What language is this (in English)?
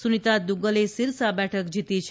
Gujarati